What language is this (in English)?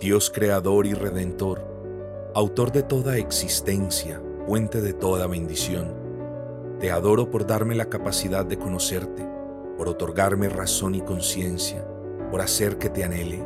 Spanish